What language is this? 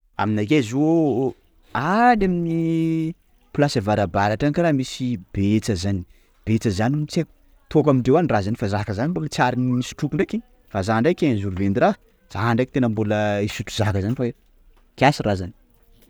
Sakalava Malagasy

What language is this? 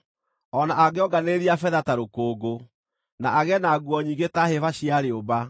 Kikuyu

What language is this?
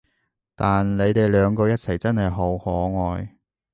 Cantonese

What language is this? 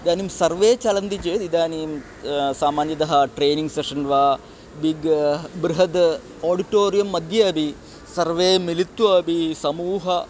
Sanskrit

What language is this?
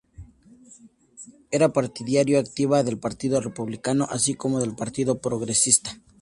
Spanish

